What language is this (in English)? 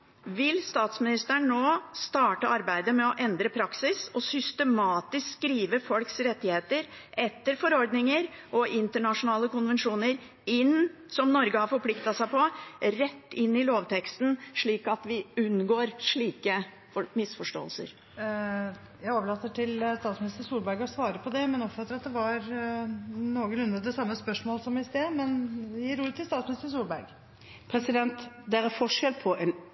Norwegian Bokmål